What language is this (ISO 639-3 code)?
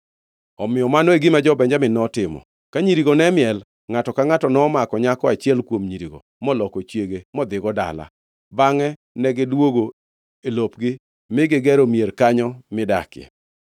luo